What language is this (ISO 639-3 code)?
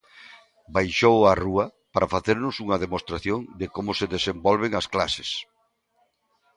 glg